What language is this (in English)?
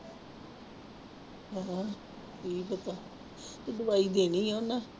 Punjabi